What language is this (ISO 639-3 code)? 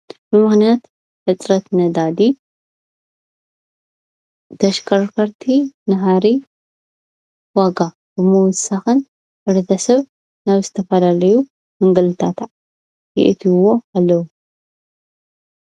tir